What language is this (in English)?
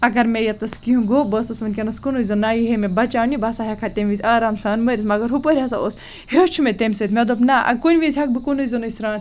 Kashmiri